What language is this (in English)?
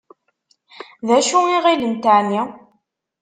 Kabyle